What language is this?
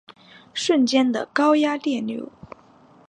Chinese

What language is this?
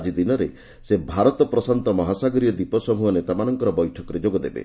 Odia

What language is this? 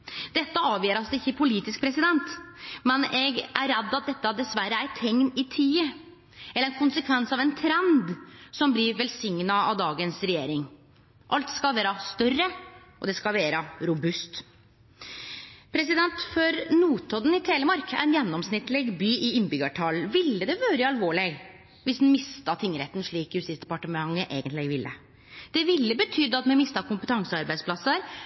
Norwegian Nynorsk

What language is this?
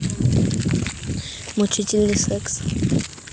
Russian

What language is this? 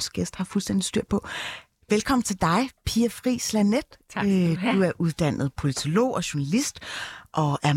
Danish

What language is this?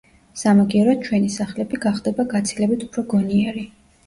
Georgian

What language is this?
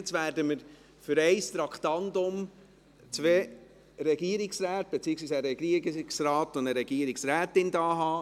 Swiss German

